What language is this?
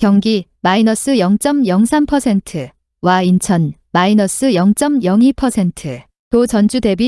Korean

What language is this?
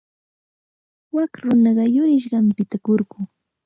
Santa Ana de Tusi Pasco Quechua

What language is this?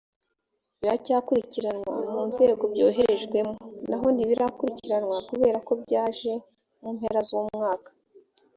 Kinyarwanda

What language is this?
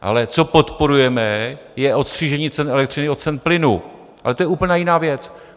Czech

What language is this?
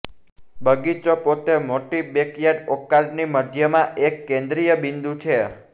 Gujarati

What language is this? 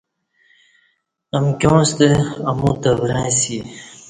Kati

